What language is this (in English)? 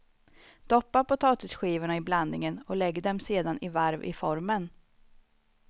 Swedish